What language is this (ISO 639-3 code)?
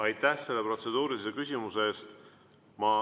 est